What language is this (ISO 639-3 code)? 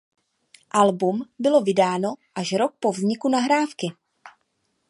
ces